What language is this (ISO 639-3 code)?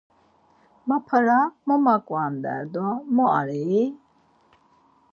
lzz